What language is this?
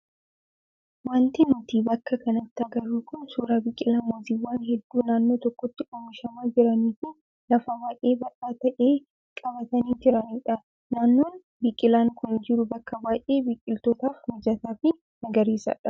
Oromo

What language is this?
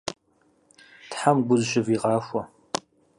Kabardian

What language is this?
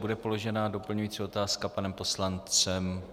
Czech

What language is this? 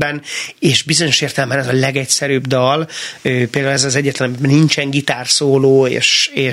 Hungarian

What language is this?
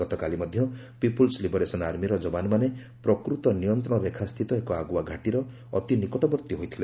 Odia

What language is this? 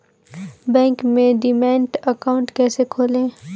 Hindi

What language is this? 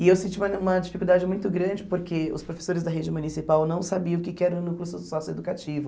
Portuguese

